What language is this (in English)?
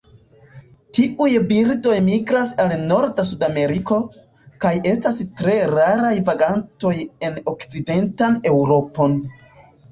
Esperanto